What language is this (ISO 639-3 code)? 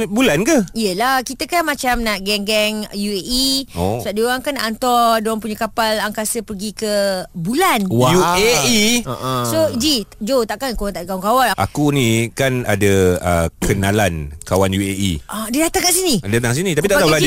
msa